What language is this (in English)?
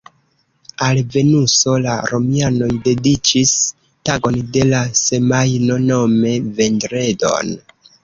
Esperanto